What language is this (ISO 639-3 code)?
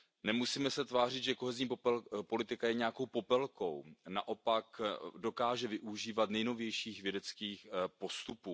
ces